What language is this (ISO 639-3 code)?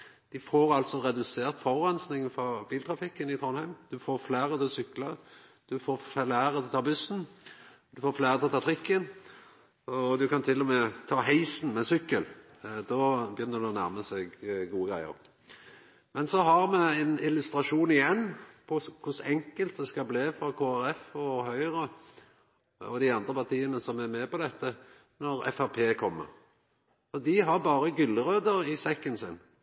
nno